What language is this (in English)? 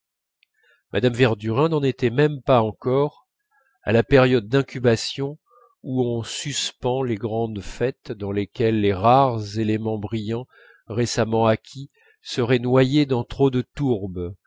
French